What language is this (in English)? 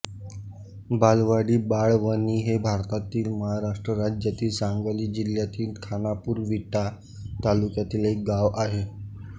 Marathi